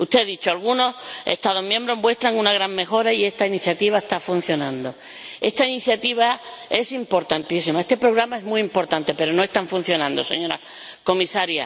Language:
Spanish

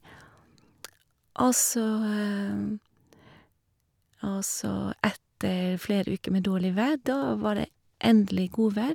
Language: Norwegian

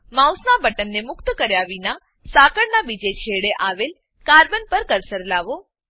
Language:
Gujarati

